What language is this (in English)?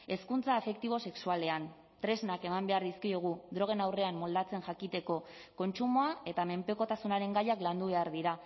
Basque